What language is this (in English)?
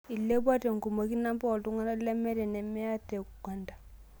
Masai